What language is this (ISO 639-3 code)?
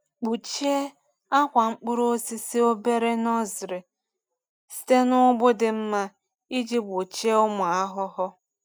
ibo